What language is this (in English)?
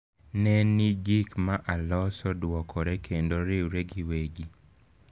Luo (Kenya and Tanzania)